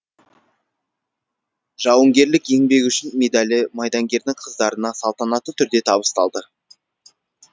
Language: Kazakh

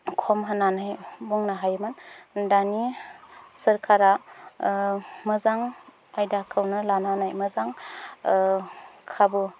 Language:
Bodo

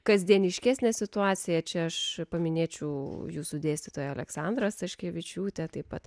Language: Lithuanian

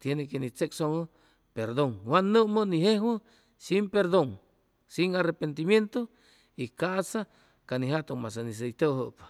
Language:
Chimalapa Zoque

